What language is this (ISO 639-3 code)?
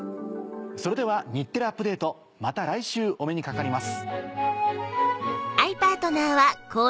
jpn